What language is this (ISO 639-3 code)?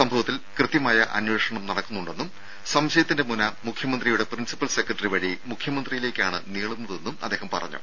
mal